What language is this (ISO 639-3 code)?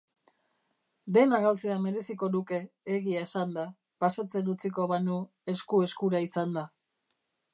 eus